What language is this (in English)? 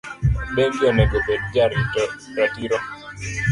Luo (Kenya and Tanzania)